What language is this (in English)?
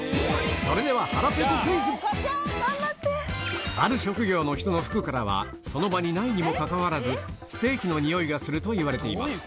Japanese